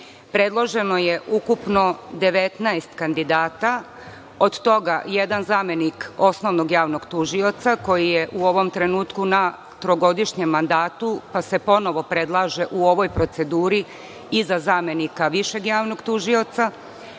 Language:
Serbian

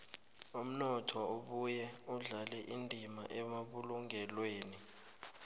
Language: South Ndebele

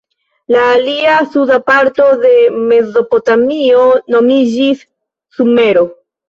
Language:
Esperanto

